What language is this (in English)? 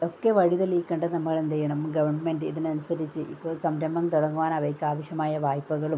Malayalam